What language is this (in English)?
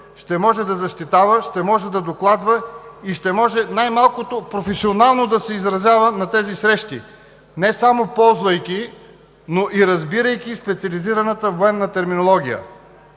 Bulgarian